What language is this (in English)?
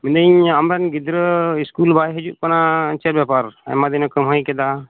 Santali